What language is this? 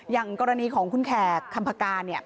Thai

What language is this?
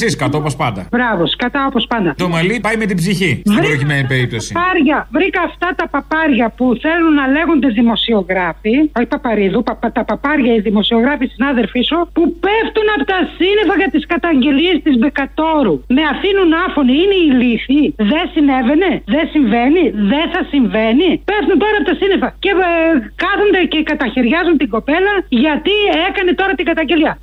Greek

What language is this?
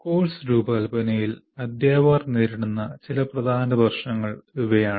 Malayalam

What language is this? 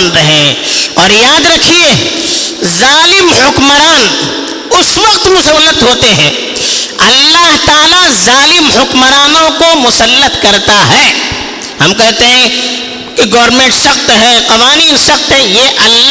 Urdu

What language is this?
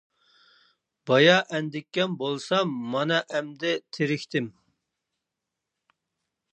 Uyghur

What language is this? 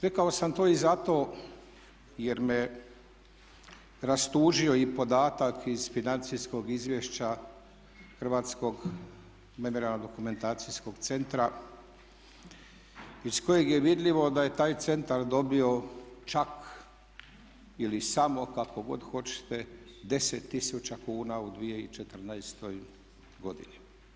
Croatian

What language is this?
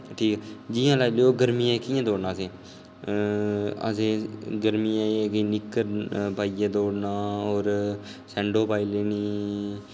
Dogri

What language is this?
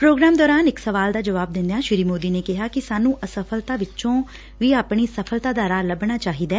Punjabi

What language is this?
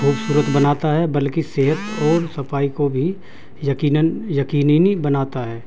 Urdu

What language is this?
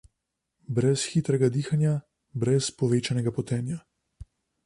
Slovenian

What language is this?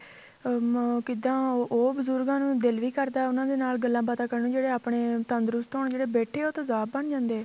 Punjabi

